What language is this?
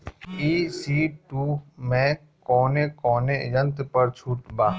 Bhojpuri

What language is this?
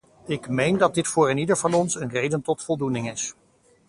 Dutch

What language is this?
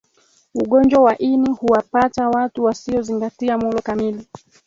Swahili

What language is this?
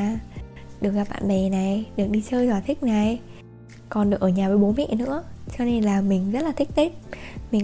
Vietnamese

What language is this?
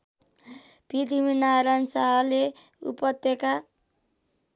Nepali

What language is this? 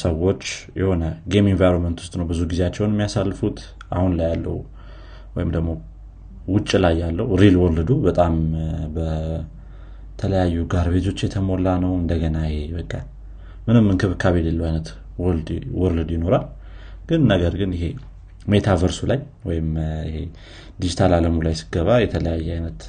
Amharic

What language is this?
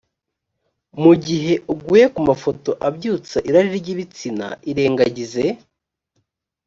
Kinyarwanda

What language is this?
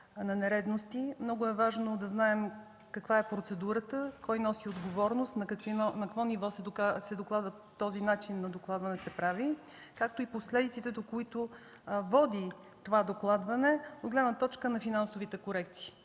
Bulgarian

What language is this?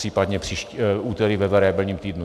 Czech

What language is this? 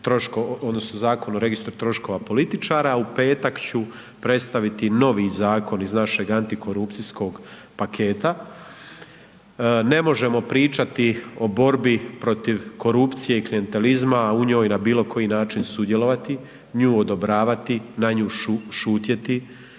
Croatian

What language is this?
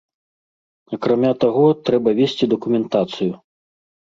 Belarusian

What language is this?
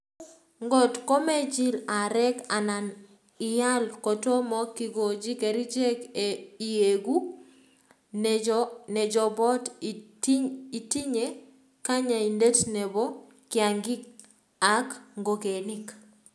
Kalenjin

